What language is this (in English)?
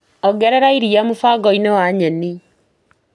Kikuyu